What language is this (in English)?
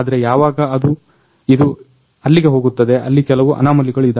Kannada